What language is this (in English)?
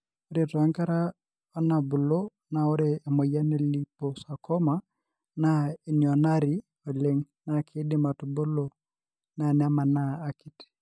Masai